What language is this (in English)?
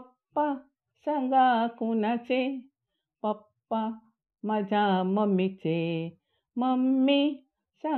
Marathi